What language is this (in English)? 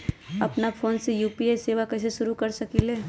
Magahi